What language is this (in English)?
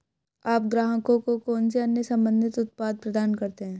Hindi